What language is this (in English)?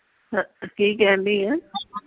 Punjabi